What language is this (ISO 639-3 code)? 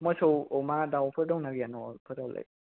brx